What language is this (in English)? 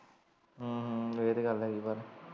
Punjabi